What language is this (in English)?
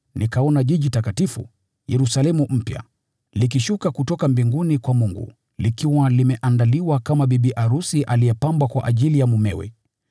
Swahili